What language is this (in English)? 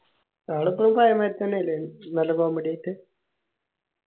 Malayalam